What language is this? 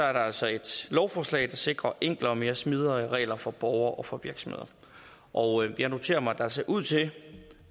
Danish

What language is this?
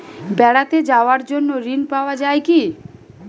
Bangla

